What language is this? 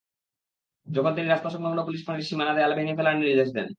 Bangla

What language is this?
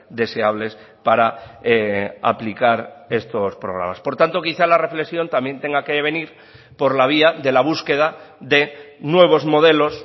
Spanish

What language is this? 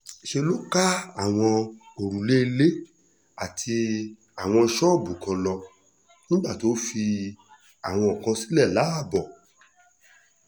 Yoruba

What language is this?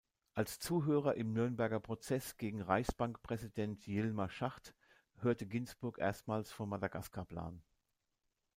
German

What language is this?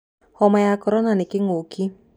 Kikuyu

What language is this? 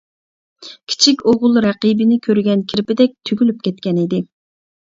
Uyghur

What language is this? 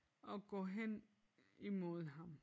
Danish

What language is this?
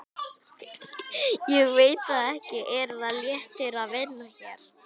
Icelandic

